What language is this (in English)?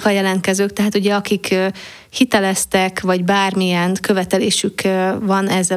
Hungarian